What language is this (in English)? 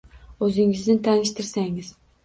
Uzbek